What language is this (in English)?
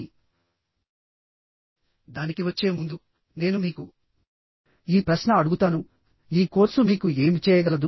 Telugu